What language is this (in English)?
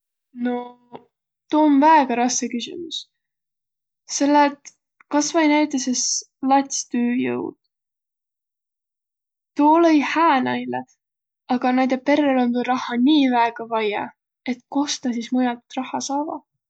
Võro